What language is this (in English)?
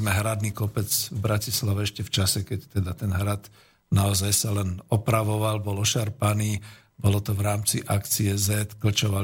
Slovak